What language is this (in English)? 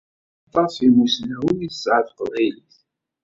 Kabyle